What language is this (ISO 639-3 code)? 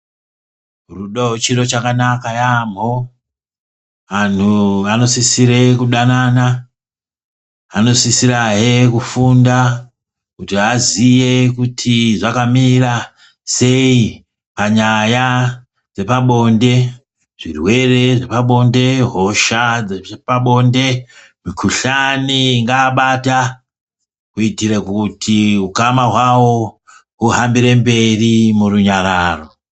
ndc